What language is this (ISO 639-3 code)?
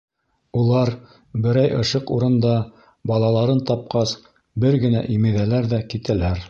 bak